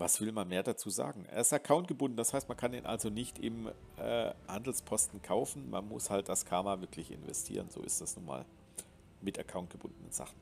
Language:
German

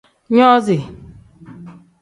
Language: Tem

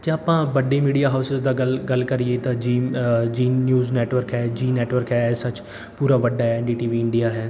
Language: Punjabi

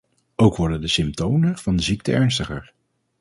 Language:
Dutch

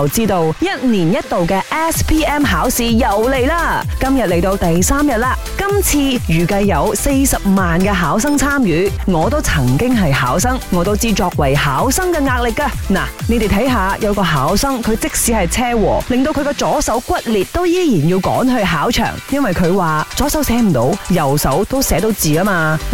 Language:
Chinese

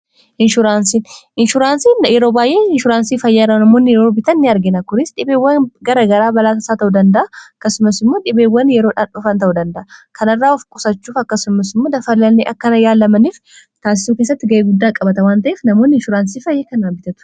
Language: Oromo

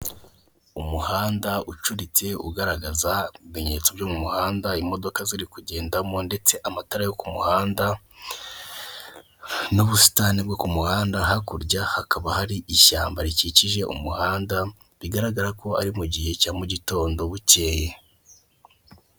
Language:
Kinyarwanda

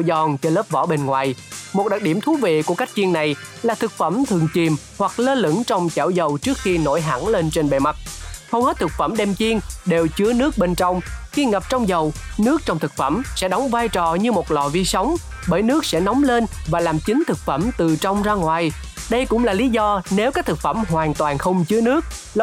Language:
Vietnamese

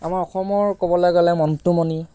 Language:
Assamese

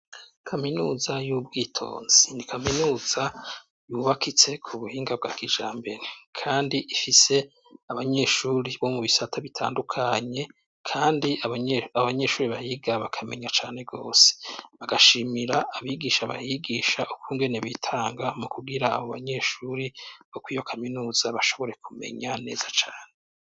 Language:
Rundi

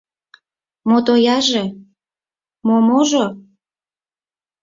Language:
Mari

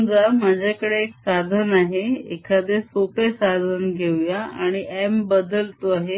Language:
Marathi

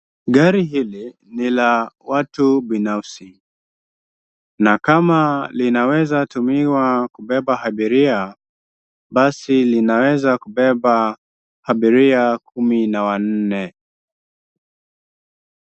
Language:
Swahili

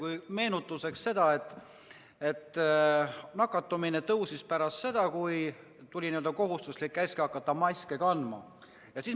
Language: Estonian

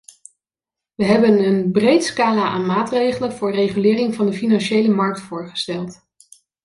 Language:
Dutch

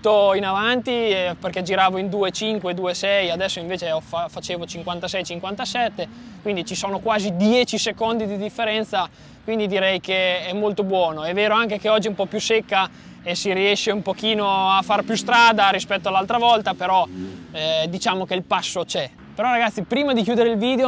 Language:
Italian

